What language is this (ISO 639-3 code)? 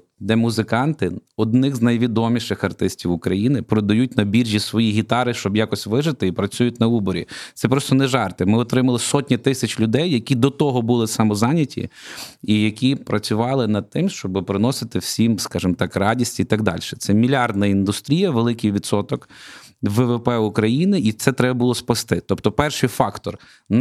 ukr